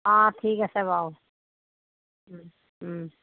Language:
Assamese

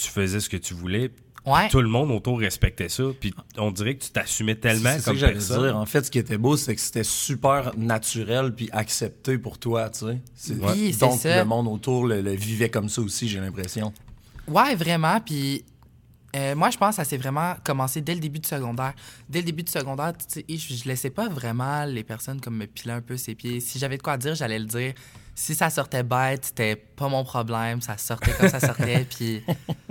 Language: French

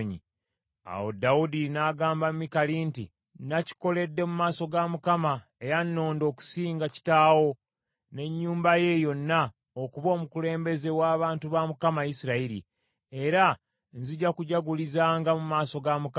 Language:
Ganda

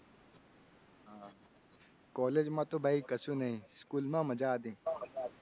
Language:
Gujarati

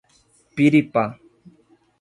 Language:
Portuguese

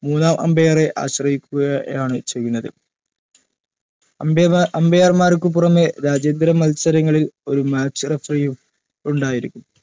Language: Malayalam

